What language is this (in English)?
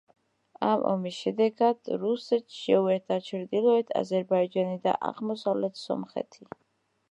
Georgian